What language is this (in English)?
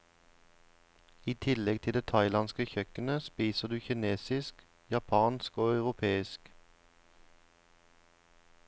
Norwegian